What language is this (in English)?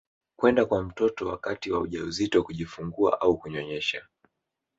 Swahili